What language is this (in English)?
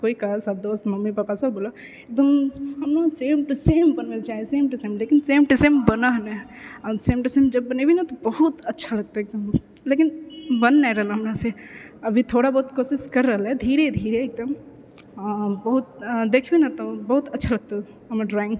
Maithili